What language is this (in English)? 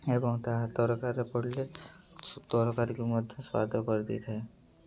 Odia